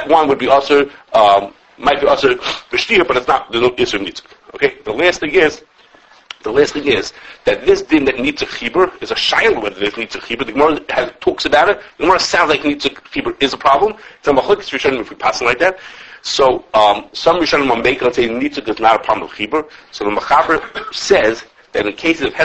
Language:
English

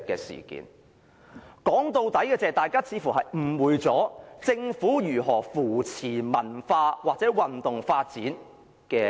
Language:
Cantonese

